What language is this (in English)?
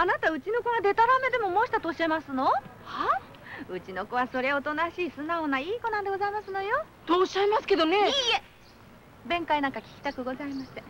Japanese